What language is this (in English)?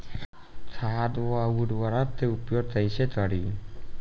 Bhojpuri